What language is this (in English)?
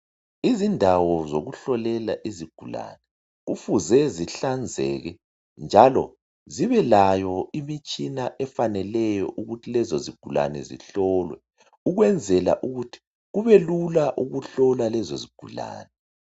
North Ndebele